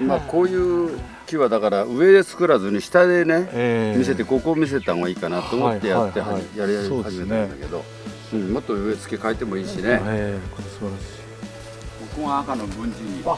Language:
Japanese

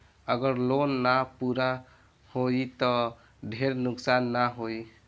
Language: Bhojpuri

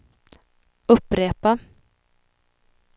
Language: Swedish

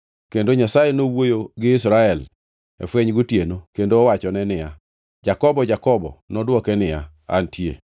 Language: Luo (Kenya and Tanzania)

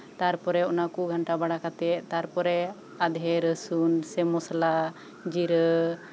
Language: Santali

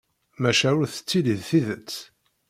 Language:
Kabyle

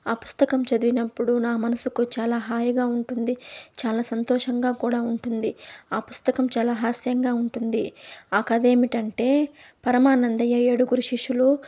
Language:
Telugu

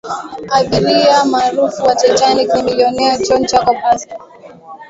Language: Swahili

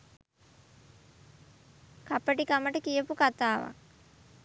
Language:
Sinhala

